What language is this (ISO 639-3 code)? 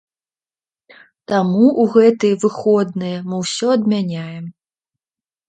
bel